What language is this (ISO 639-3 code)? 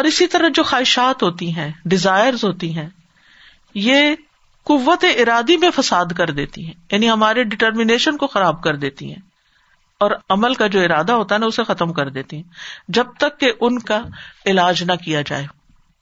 urd